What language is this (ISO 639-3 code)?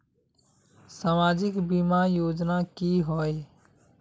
mag